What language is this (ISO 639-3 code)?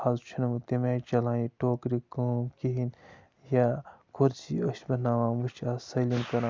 kas